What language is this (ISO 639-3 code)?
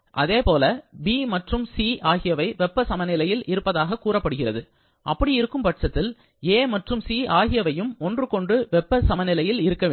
tam